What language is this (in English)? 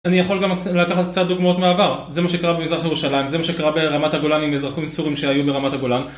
Hebrew